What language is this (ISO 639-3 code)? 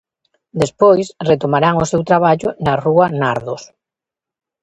glg